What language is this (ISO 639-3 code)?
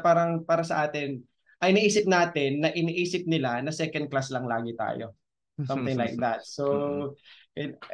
fil